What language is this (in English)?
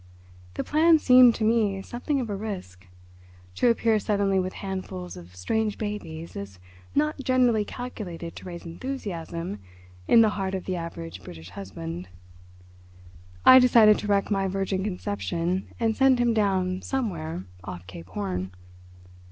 English